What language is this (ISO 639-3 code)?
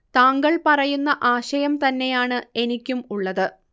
mal